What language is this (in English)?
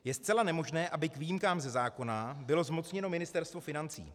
Czech